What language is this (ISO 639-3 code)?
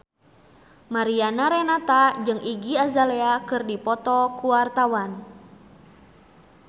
sun